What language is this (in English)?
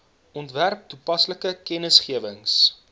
Afrikaans